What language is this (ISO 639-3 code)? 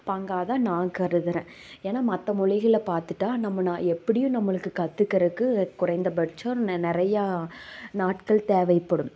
tam